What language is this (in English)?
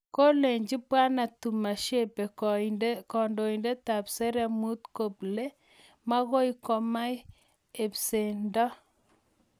Kalenjin